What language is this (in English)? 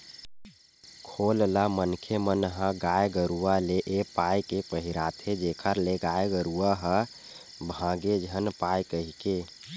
Chhattisgarhi